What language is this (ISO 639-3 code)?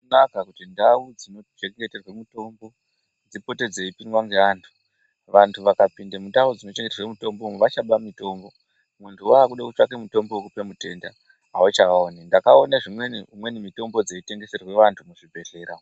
ndc